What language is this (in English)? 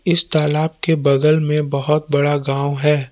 Hindi